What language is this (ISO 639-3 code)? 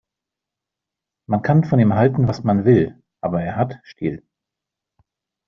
deu